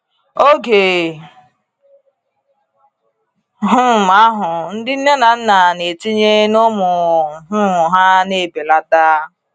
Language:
Igbo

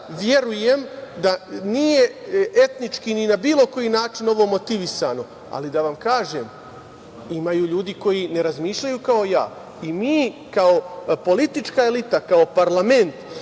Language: Serbian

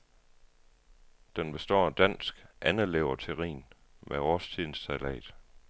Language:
Danish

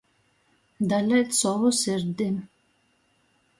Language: Latgalian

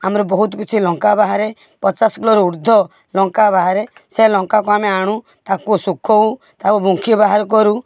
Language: Odia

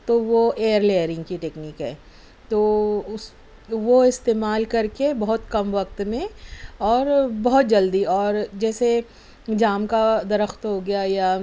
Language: Urdu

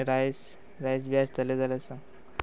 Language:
Konkani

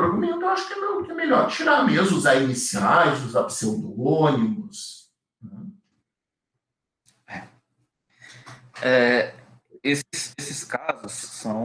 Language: Portuguese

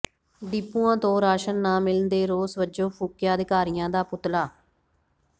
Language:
Punjabi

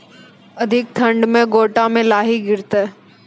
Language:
Maithili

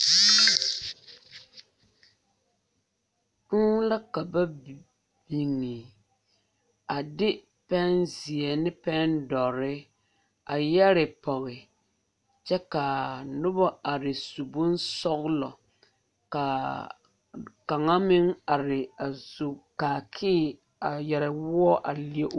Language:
Southern Dagaare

